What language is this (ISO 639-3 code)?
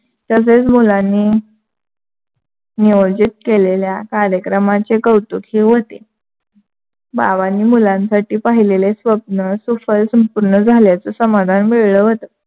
mar